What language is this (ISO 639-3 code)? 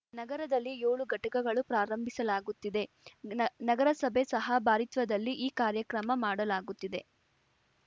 kan